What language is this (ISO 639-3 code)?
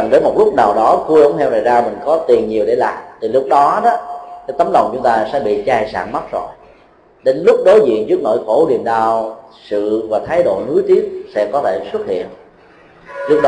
vie